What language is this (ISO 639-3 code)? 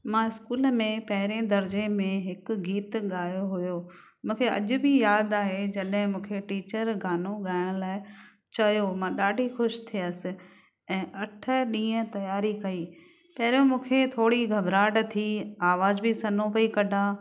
snd